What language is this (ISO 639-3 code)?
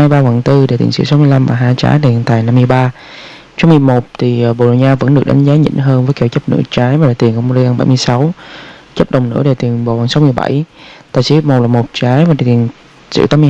vie